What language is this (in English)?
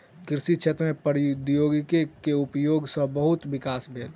Maithili